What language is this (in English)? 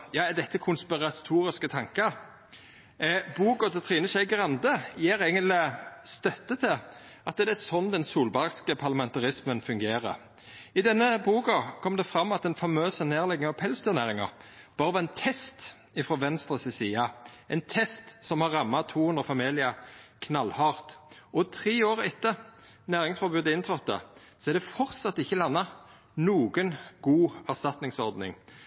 Norwegian Nynorsk